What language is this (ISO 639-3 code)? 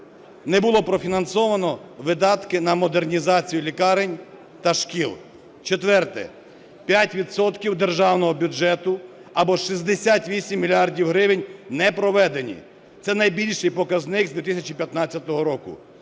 ukr